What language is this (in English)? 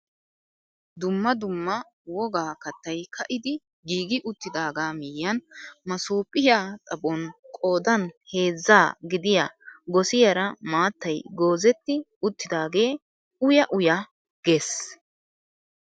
Wolaytta